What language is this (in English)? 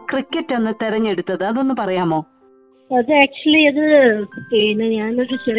Malayalam